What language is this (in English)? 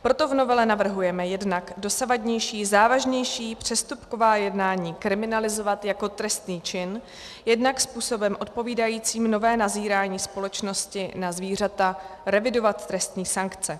Czech